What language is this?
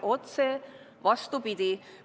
Estonian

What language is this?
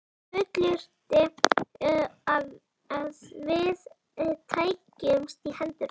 Icelandic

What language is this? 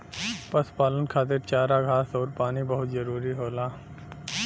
Bhojpuri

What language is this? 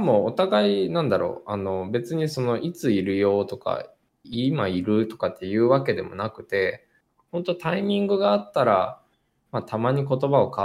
Japanese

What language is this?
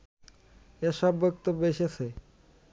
Bangla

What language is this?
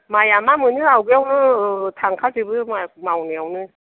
Bodo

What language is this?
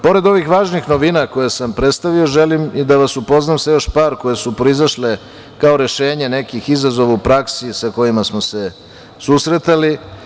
Serbian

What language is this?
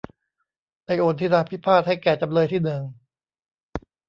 Thai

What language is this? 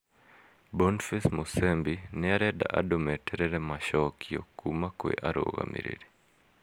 Kikuyu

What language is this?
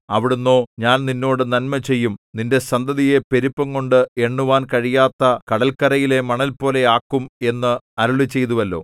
Malayalam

